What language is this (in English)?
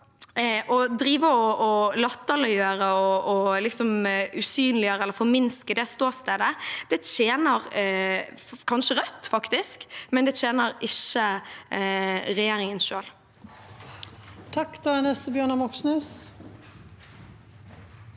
Norwegian